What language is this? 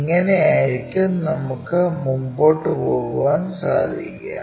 Malayalam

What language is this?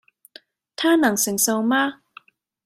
Cantonese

